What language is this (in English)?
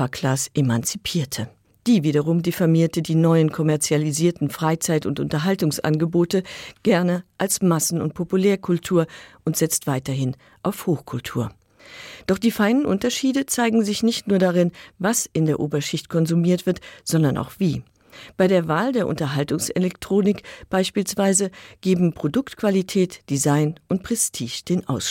German